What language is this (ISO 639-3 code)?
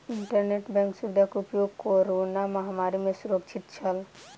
mai